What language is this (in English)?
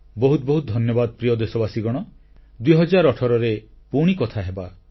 Odia